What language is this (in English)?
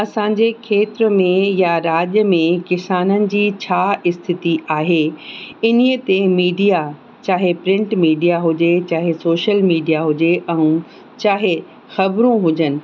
Sindhi